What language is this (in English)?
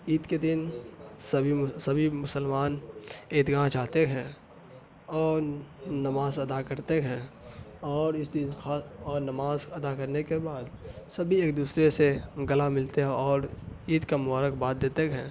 Urdu